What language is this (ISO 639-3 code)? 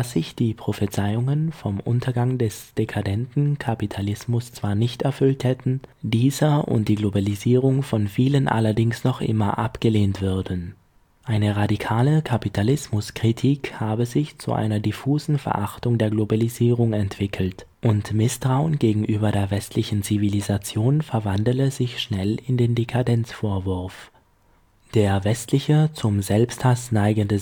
deu